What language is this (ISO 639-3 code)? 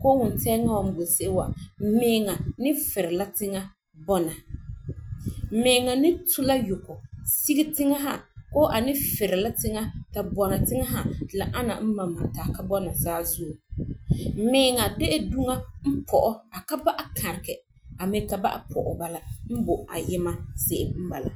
gur